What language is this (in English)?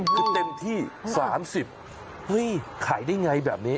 Thai